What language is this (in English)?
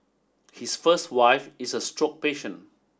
English